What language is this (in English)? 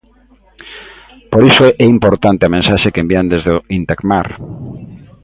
Galician